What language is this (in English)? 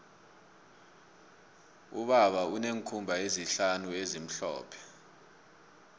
South Ndebele